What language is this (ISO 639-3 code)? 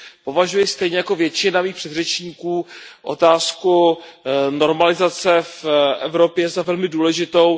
ces